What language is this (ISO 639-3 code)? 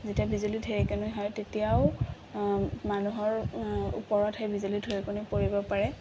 asm